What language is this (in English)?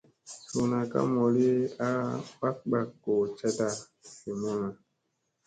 Musey